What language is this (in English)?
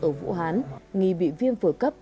Vietnamese